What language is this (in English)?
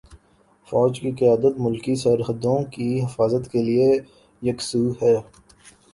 Urdu